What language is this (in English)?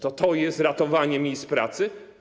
Polish